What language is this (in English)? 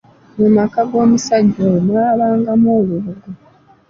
Ganda